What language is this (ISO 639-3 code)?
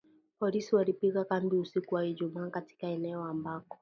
swa